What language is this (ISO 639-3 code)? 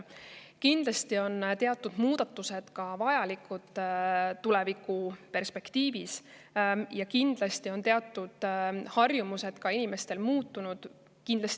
est